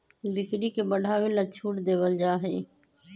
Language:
Magahi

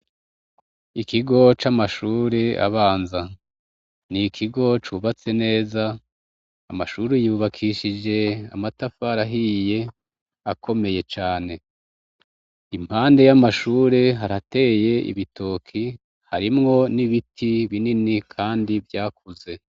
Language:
Rundi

